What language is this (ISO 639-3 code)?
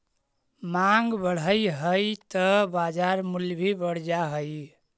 mag